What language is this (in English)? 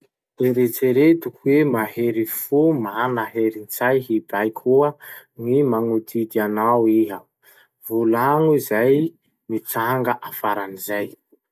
Masikoro Malagasy